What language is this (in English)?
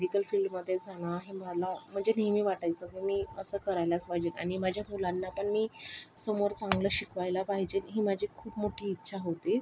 Marathi